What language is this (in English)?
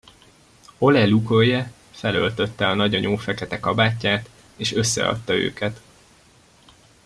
Hungarian